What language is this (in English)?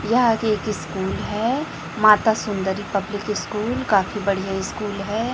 Hindi